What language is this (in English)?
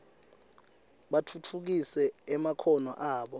Swati